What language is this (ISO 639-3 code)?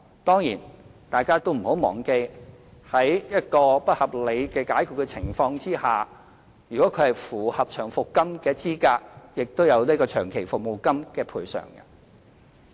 yue